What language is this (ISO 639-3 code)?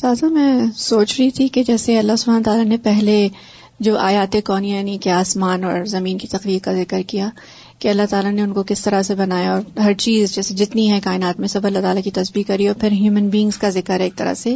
urd